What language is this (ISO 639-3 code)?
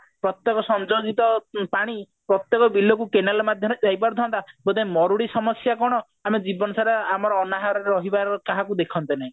ori